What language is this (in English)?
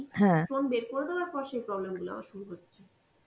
Bangla